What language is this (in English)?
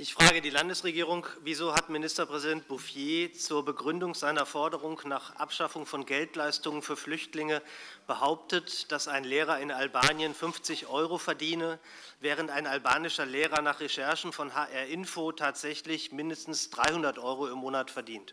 German